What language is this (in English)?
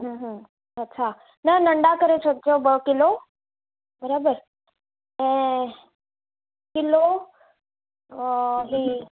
Sindhi